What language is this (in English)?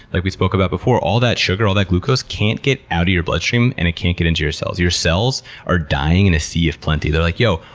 English